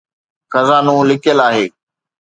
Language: Sindhi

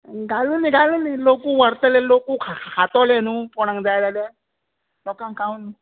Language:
Konkani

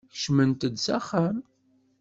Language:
Kabyle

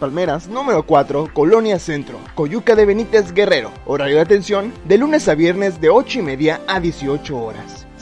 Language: Spanish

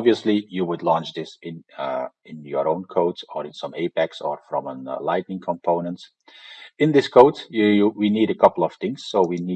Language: English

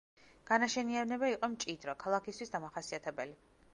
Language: Georgian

